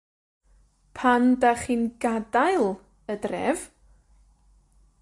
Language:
Welsh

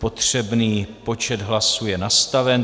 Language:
Czech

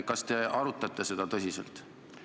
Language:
Estonian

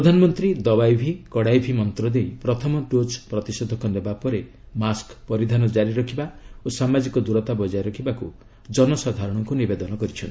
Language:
Odia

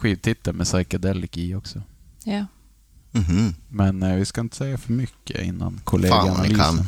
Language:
Swedish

